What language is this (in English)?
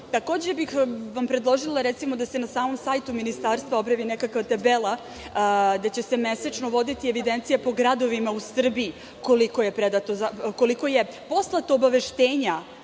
Serbian